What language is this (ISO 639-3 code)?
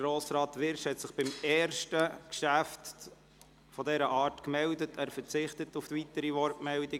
gsw